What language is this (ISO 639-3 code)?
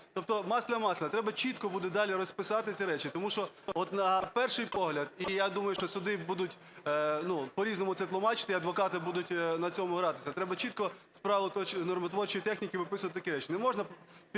ukr